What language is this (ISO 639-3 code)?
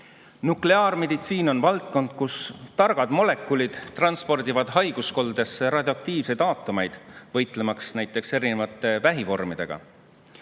est